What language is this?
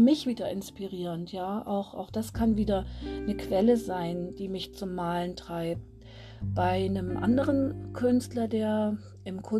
German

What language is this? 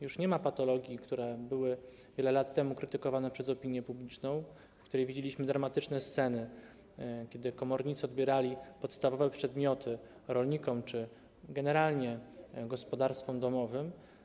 Polish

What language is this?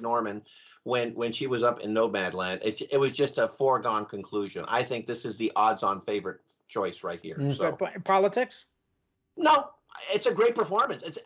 English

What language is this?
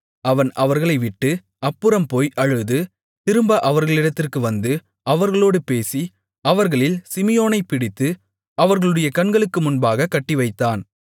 Tamil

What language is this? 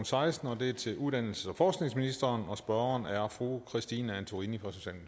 Danish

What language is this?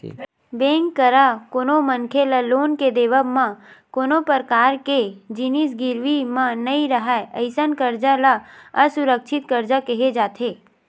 Chhattisgarhi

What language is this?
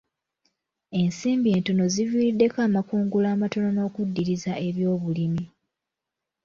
Ganda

